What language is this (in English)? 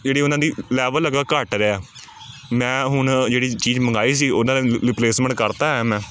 Punjabi